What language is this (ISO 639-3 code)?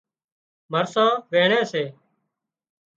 kxp